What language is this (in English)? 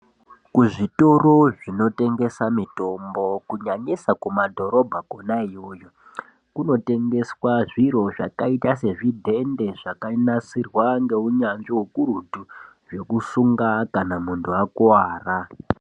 Ndau